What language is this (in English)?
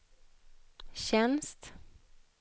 Swedish